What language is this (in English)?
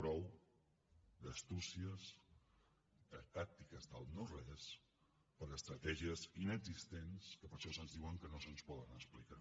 Catalan